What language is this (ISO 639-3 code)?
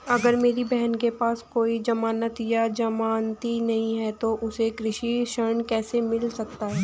hin